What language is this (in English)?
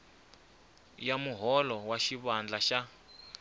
Tsonga